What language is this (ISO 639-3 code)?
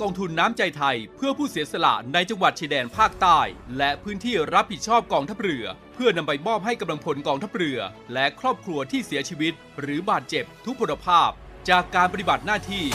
tha